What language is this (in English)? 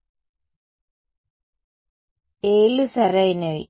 Telugu